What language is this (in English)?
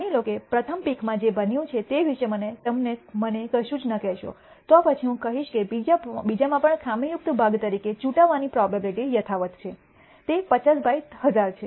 Gujarati